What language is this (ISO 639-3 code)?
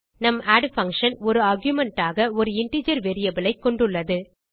tam